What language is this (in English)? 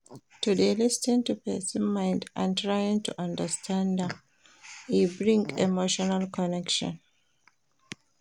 Nigerian Pidgin